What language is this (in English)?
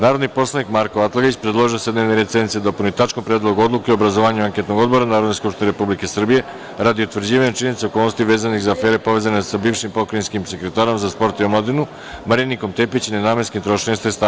Serbian